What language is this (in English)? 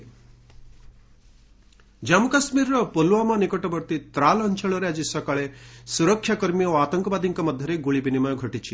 Odia